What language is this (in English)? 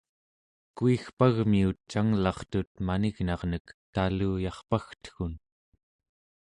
Central Yupik